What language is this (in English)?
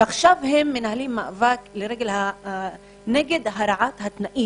Hebrew